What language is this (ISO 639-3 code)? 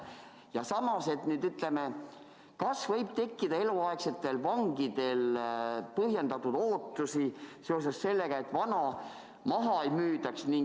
est